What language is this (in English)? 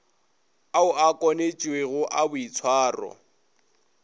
Northern Sotho